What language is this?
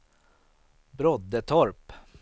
Swedish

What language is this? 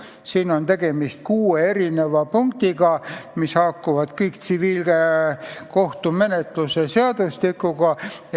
Estonian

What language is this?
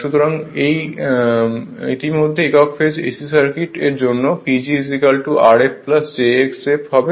Bangla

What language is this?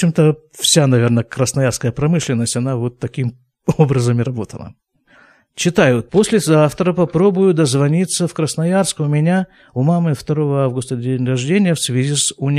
Russian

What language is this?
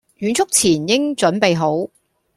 Cantonese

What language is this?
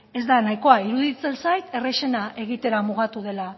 Basque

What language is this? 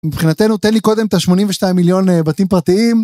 Hebrew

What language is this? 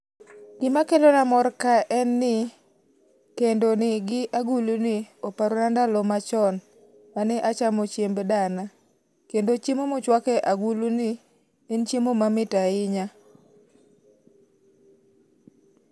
Luo (Kenya and Tanzania)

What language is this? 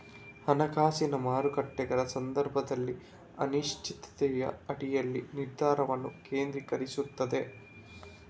Kannada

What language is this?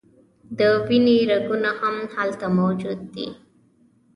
Pashto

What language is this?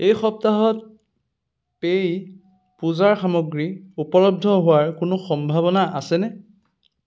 Assamese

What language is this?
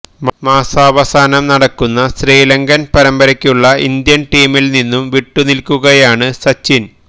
Malayalam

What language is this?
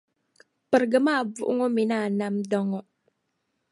Dagbani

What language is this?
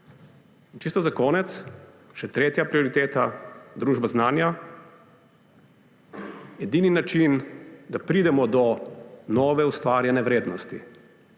Slovenian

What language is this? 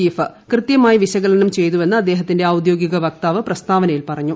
Malayalam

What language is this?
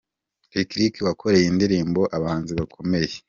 Kinyarwanda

